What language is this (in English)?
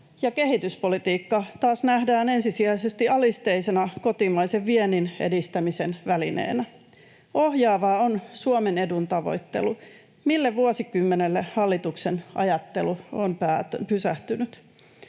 Finnish